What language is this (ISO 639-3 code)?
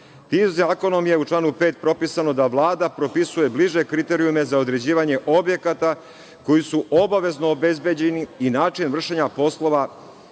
srp